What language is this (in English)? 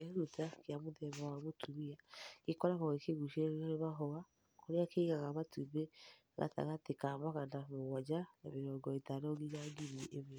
Kikuyu